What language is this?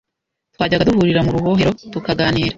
Kinyarwanda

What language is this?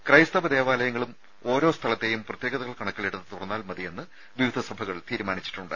Malayalam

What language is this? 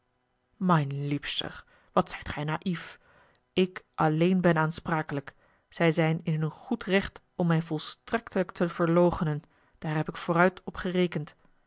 Dutch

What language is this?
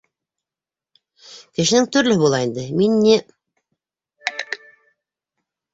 Bashkir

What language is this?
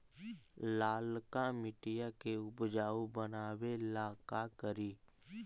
Magahi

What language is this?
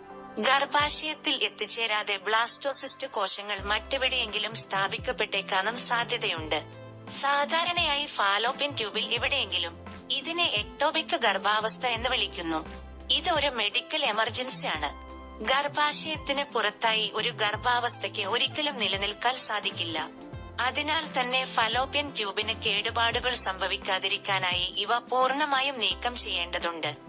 Malayalam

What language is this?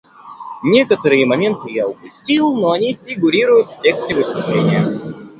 Russian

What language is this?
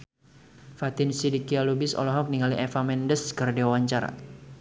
Sundanese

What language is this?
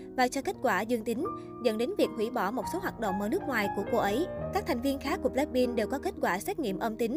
Vietnamese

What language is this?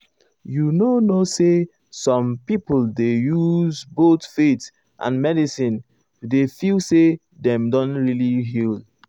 Nigerian Pidgin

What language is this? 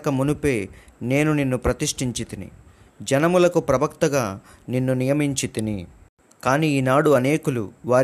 Telugu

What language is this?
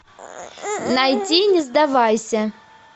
Russian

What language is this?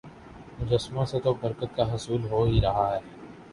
Urdu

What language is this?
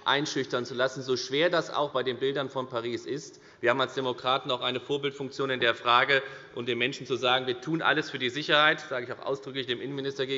German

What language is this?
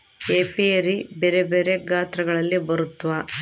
Kannada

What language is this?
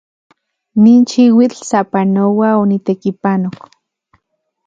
Central Puebla Nahuatl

